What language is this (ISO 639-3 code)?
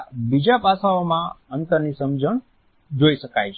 guj